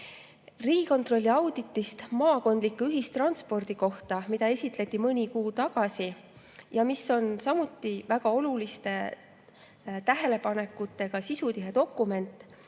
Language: Estonian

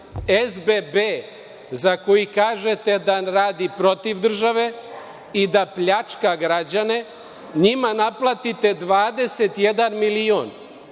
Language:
Serbian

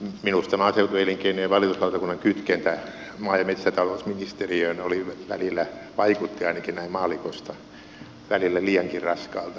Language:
Finnish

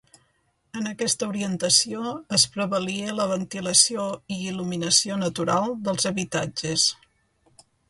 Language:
Catalan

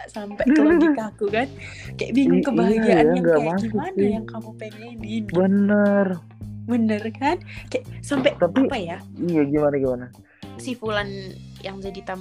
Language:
Indonesian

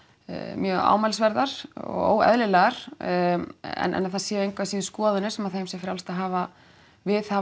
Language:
Icelandic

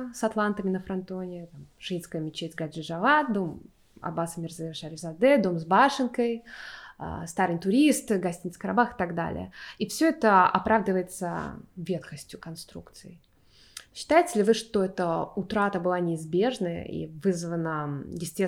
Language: Russian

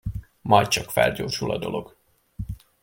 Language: Hungarian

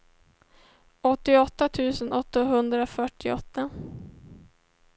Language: Swedish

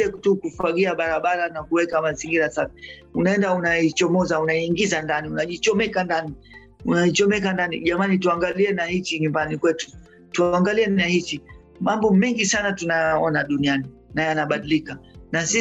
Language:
Swahili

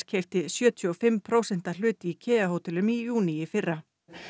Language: Icelandic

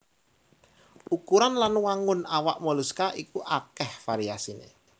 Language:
Javanese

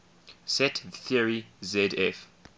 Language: English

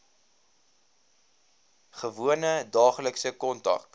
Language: Afrikaans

